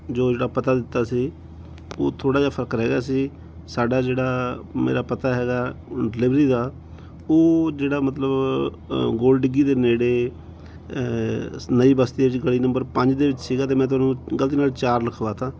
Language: Punjabi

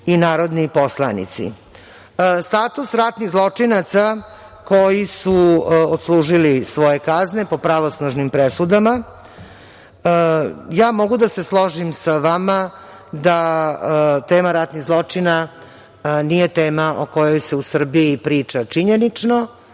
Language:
Serbian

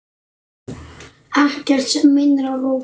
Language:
Icelandic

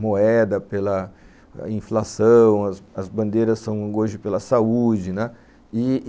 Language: Portuguese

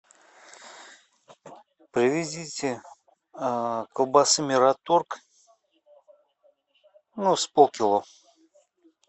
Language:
Russian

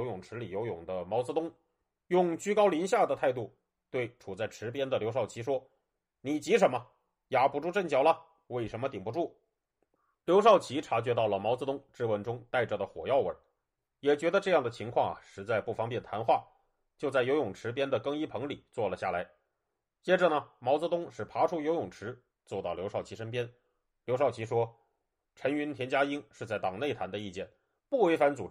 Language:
Chinese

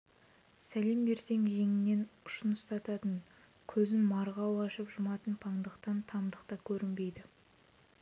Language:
Kazakh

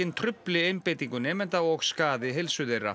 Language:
Icelandic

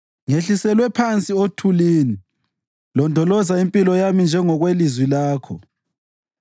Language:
North Ndebele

